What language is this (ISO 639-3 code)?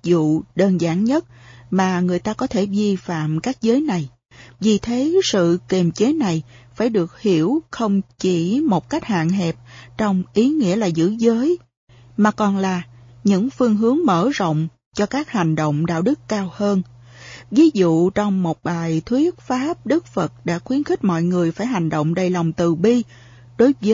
vie